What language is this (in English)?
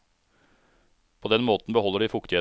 Norwegian